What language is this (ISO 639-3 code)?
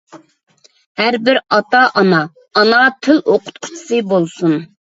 uig